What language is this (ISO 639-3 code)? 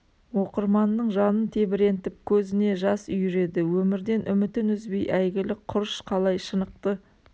kaz